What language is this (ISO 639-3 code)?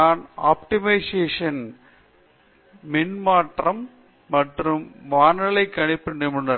tam